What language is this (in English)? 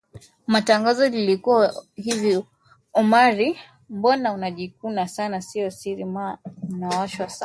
Swahili